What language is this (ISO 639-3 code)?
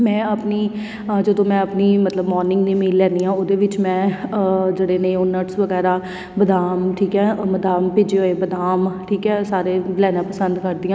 pan